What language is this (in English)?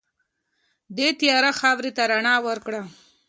Pashto